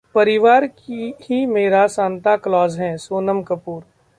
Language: Hindi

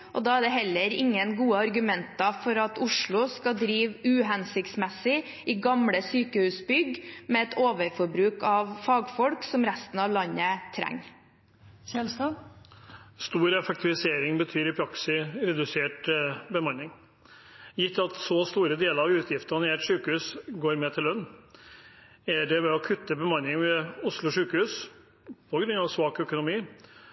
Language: Norwegian Bokmål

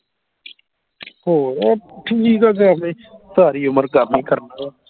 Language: Punjabi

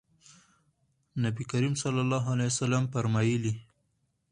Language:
Pashto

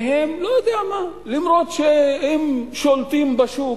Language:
Hebrew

